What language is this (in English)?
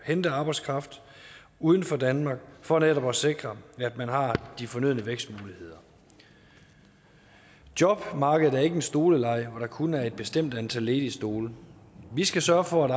Danish